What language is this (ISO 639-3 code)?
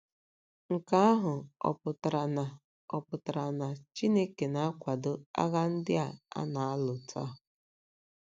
ibo